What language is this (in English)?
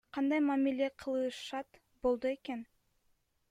Kyrgyz